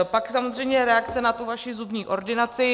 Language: Czech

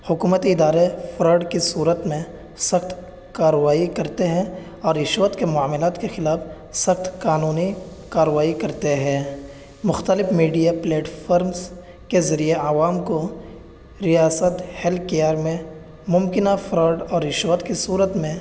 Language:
Urdu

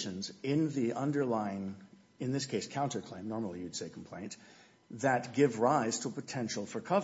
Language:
English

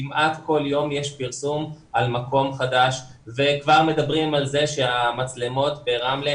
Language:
Hebrew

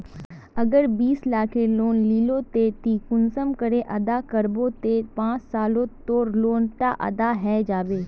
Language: Magahi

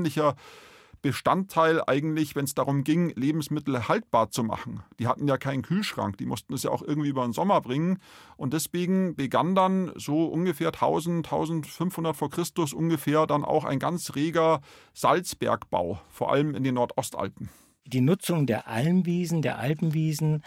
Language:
German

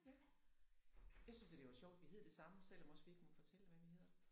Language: Danish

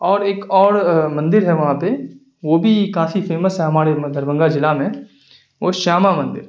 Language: Urdu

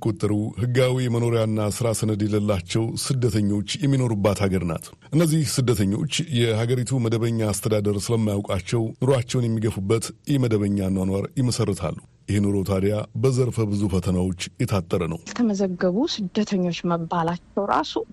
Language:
Amharic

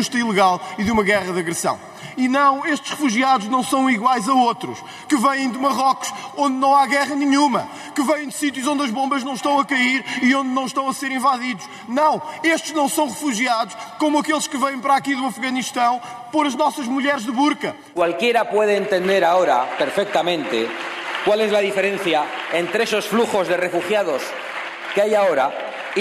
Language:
Portuguese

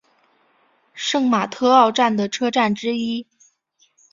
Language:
Chinese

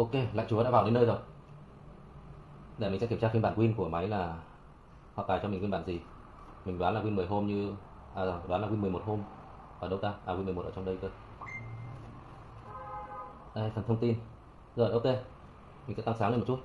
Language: Vietnamese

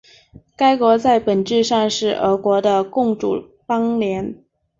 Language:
Chinese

